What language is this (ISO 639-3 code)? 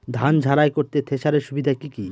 ben